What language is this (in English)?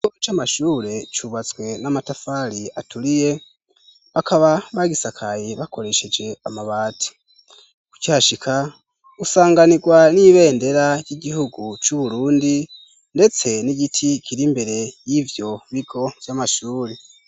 Rundi